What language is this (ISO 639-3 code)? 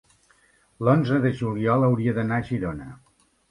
cat